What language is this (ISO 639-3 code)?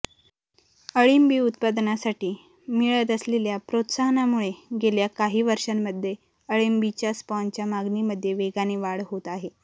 mar